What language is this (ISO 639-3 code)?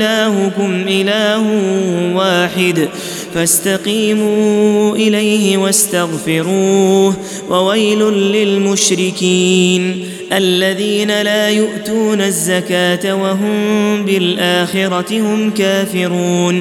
ara